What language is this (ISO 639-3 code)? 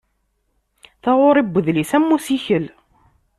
kab